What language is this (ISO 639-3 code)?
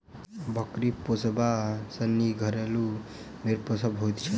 mai